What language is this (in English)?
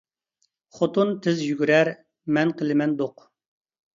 Uyghur